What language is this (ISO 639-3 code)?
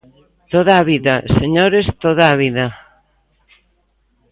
glg